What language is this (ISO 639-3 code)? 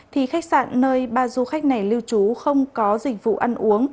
vie